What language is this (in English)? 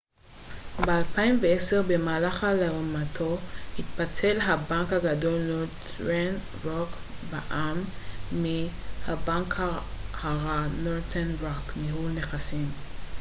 Hebrew